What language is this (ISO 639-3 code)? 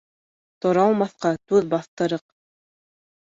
bak